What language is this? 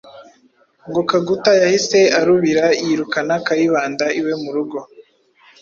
Kinyarwanda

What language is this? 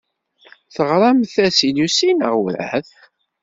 Kabyle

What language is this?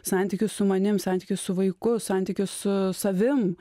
Lithuanian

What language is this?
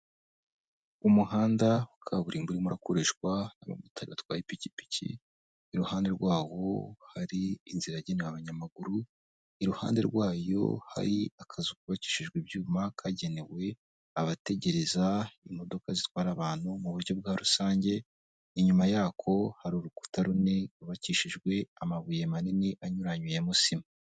Kinyarwanda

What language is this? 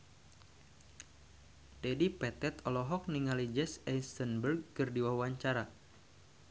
Sundanese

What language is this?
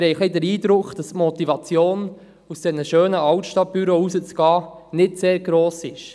Swiss German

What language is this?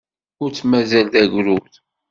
Kabyle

